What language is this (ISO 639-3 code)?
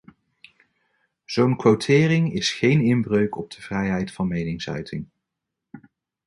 nld